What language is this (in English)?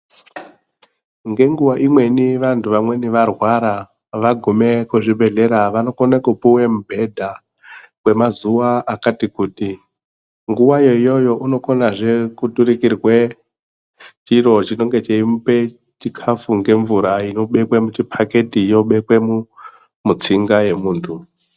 Ndau